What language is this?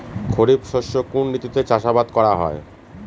Bangla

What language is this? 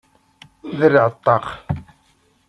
Kabyle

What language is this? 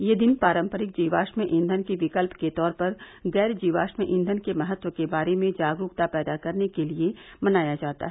Hindi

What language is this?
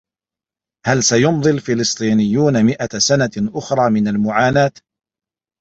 Arabic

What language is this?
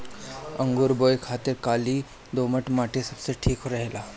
Bhojpuri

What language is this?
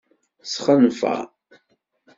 Kabyle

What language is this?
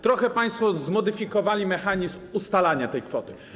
Polish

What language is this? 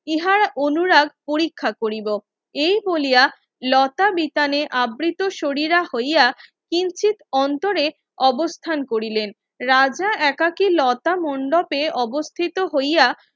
Bangla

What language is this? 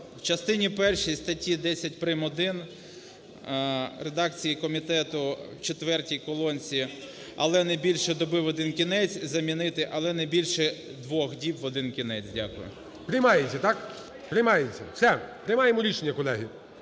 Ukrainian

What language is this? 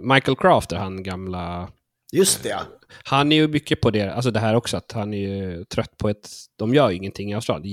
Swedish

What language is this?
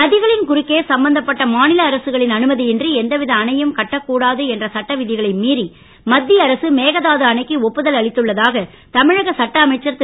Tamil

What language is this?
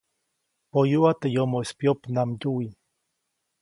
Copainalá Zoque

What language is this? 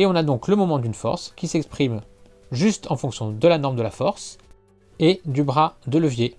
French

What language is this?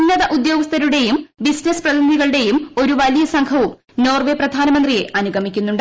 Malayalam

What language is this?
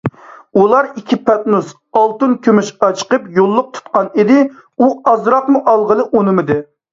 Uyghur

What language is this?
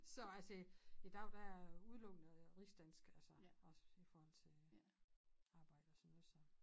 Danish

